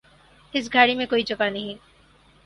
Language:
Urdu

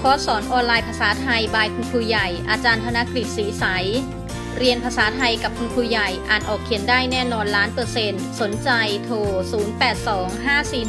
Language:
Thai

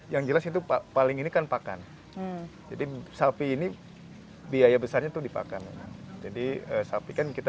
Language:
Indonesian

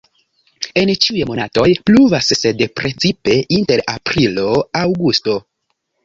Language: Esperanto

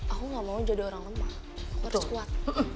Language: Indonesian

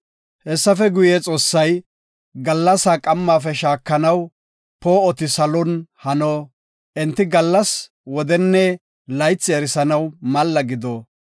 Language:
Gofa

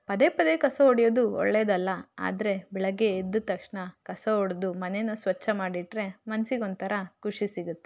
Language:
Kannada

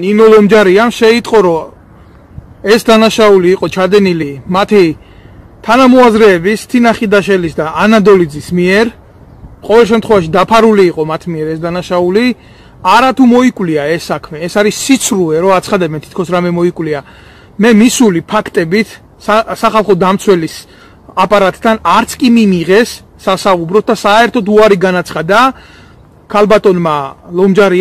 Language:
Romanian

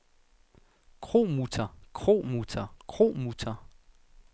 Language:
Danish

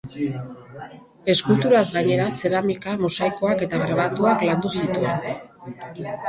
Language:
Basque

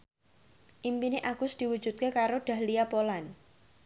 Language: Javanese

